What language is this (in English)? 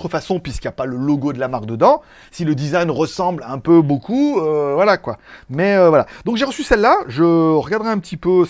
French